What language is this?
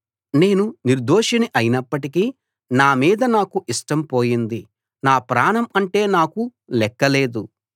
Telugu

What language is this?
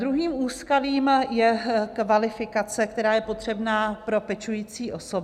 Czech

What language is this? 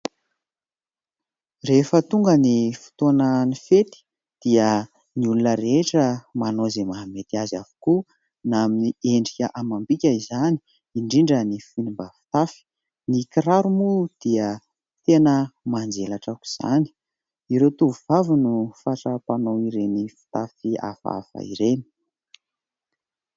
Malagasy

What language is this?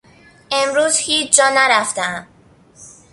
Persian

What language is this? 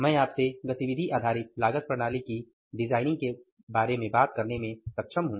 Hindi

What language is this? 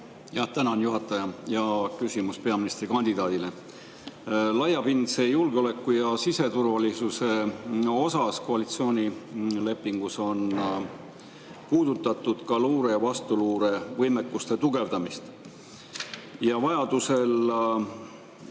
Estonian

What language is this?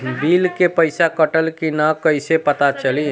Bhojpuri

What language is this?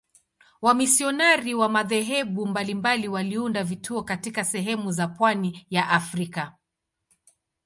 Swahili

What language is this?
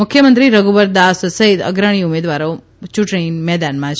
Gujarati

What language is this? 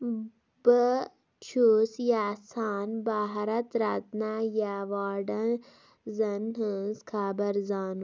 Kashmiri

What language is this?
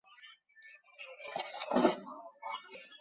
Chinese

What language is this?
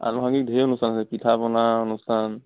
Assamese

